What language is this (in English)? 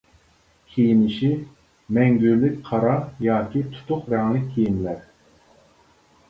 Uyghur